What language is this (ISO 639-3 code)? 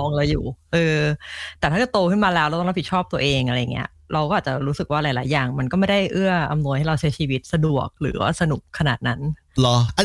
tha